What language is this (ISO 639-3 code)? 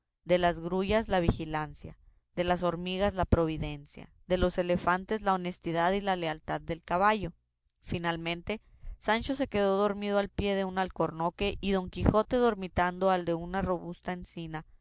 spa